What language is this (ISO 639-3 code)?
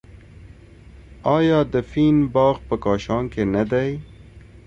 pus